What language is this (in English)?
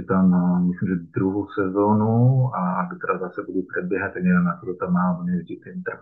Slovak